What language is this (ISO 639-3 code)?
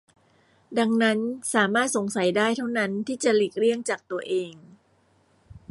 tha